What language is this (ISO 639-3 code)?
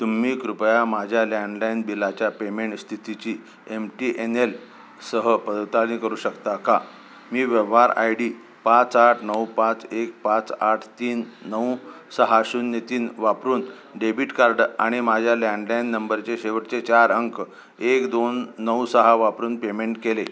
mar